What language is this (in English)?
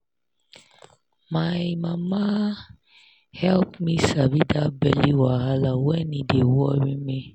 Nigerian Pidgin